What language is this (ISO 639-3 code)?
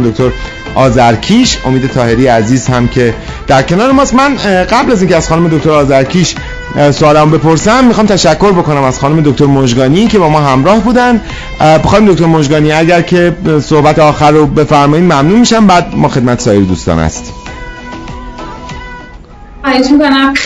fas